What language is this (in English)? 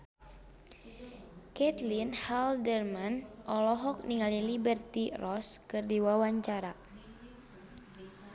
Sundanese